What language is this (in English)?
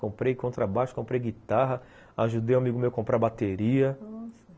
Portuguese